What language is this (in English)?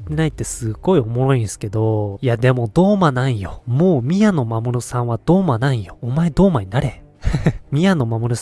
Japanese